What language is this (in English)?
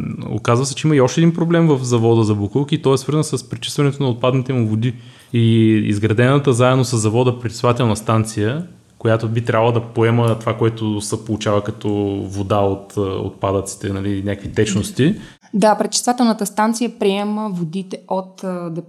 Bulgarian